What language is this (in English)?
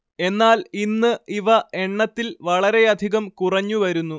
Malayalam